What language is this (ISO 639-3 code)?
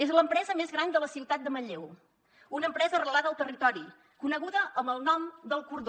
cat